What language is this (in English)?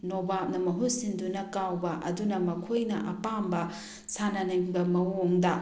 Manipuri